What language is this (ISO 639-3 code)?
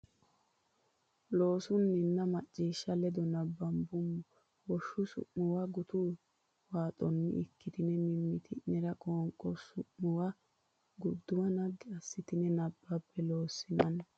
sid